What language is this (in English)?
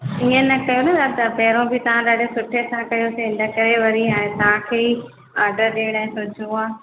Sindhi